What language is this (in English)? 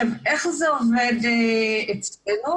Hebrew